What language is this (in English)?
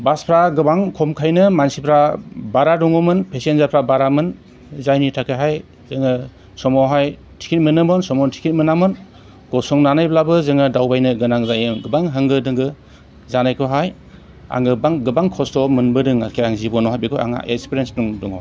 Bodo